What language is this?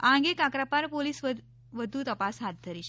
Gujarati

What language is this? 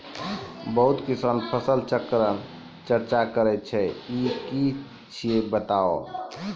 Maithili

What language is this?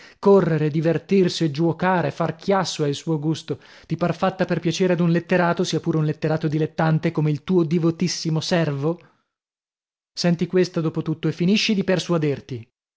Italian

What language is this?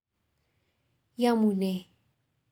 Kalenjin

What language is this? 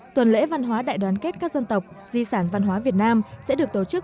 Vietnamese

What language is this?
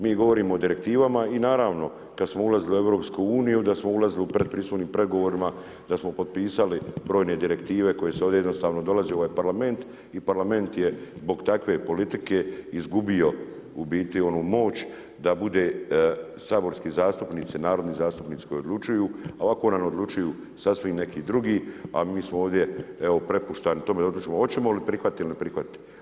Croatian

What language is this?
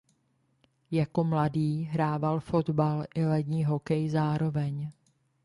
Czech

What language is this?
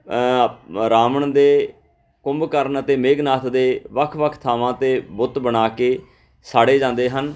Punjabi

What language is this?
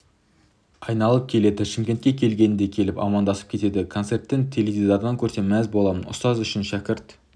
Kazakh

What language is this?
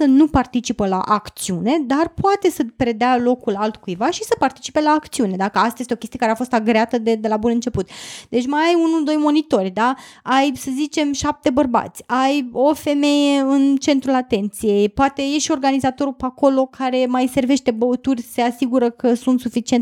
Romanian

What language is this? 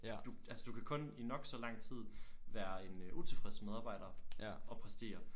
Danish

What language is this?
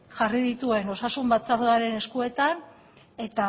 Basque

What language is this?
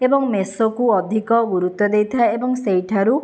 Odia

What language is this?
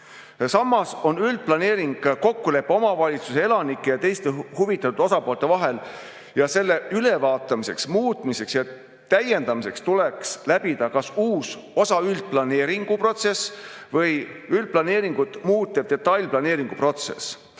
Estonian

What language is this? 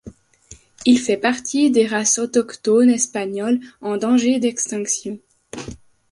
French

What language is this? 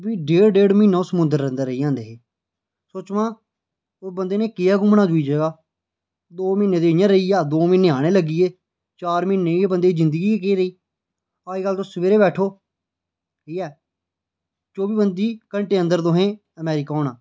Dogri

